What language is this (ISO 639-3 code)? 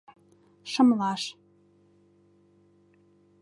chm